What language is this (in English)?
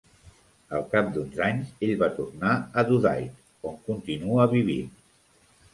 Catalan